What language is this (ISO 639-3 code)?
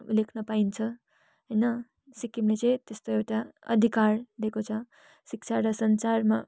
nep